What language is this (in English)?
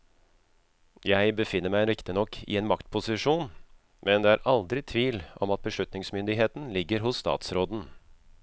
Norwegian